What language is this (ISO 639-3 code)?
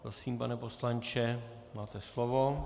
ces